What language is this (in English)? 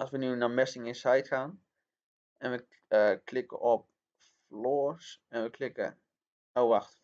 Dutch